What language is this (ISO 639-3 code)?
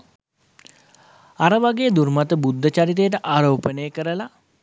sin